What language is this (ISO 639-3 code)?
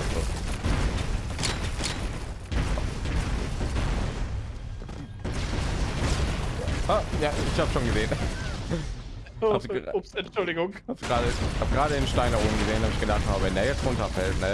deu